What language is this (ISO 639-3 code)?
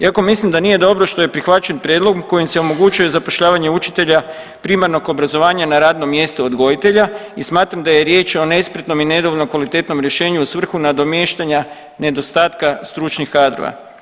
hrv